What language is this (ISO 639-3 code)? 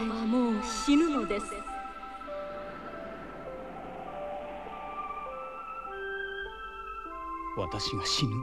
jpn